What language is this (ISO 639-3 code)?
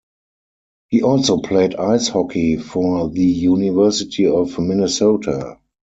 eng